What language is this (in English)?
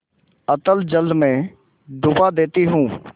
Hindi